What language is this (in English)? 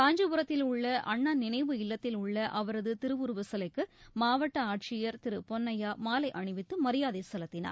Tamil